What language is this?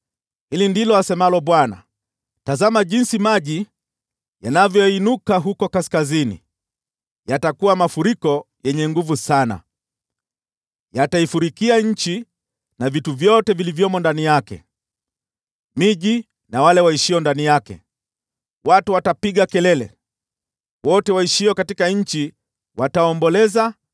Swahili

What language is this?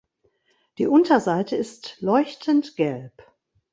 German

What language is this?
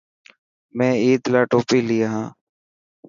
Dhatki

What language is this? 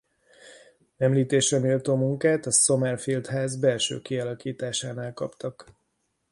Hungarian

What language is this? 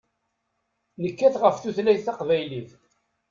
Kabyle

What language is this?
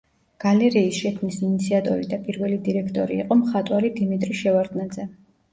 Georgian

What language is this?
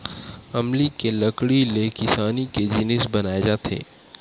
Chhattisgarhi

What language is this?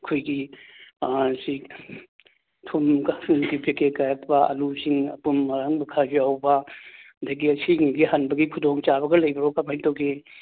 Manipuri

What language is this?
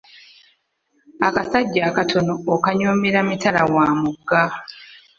Ganda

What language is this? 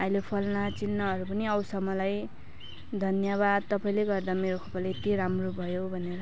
Nepali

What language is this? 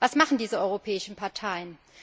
German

